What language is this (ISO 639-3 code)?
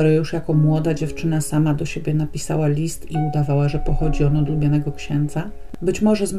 pol